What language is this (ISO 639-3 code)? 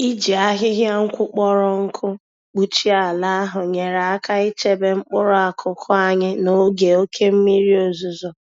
ibo